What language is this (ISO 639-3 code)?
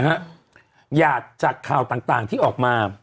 tha